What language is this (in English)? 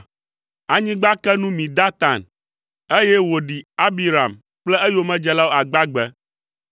Ewe